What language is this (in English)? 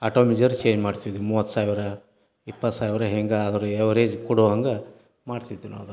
Kannada